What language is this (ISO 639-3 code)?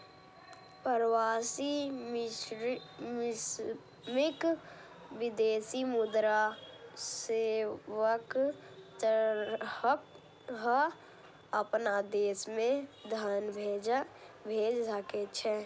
mai